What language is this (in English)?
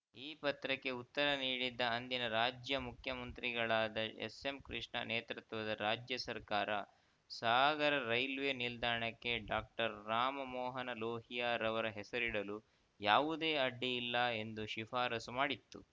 Kannada